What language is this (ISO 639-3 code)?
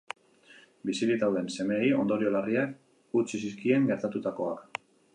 eus